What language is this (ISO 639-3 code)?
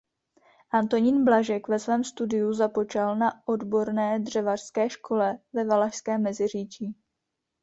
ces